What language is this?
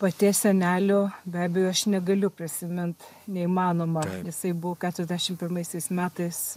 Lithuanian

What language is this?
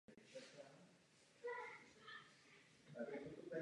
Czech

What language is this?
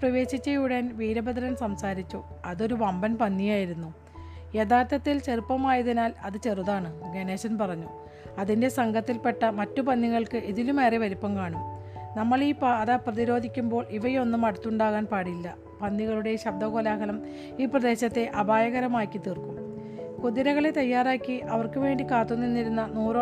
Malayalam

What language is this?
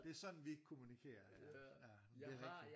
Danish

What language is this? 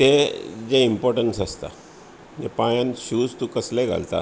Konkani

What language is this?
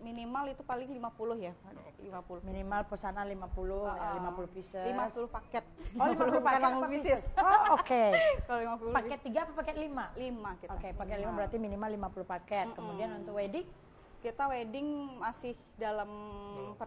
Indonesian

